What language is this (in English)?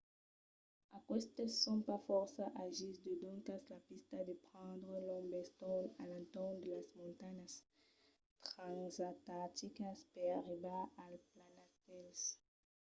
Occitan